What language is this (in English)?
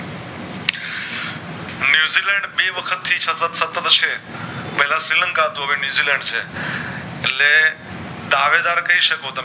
Gujarati